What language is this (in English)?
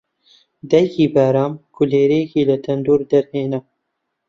Central Kurdish